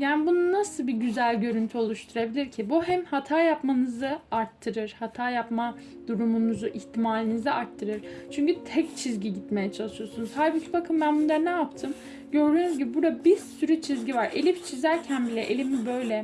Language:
Turkish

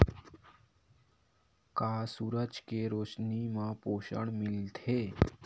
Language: Chhattisgarhi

